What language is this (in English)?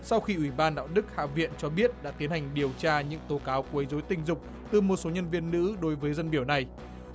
Vietnamese